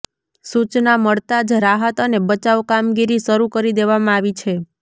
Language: Gujarati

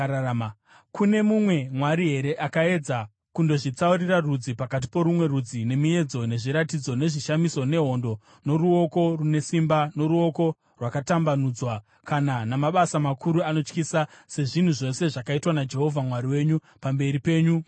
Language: Shona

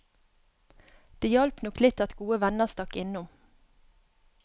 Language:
Norwegian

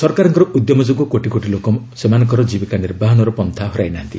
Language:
Odia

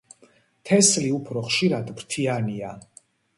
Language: Georgian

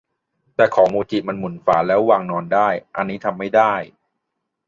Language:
Thai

